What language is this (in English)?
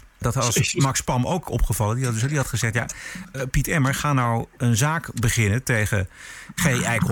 Dutch